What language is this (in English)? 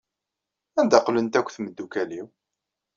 Kabyle